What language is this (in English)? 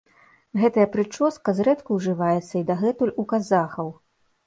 Belarusian